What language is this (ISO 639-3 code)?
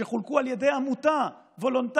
heb